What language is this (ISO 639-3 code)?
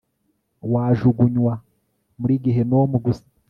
kin